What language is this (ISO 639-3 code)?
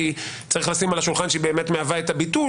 heb